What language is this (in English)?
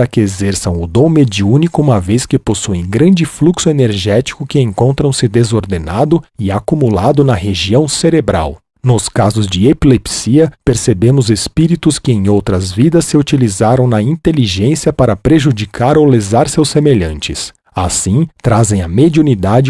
Portuguese